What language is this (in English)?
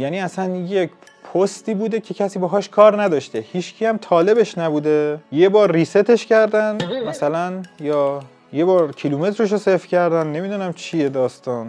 Persian